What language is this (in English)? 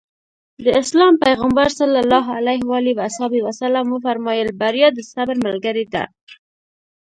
Pashto